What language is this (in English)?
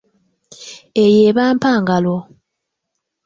Ganda